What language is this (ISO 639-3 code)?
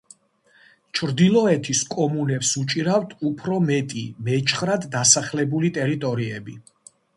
kat